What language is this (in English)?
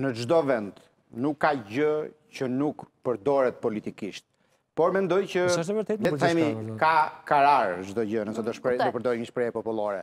Romanian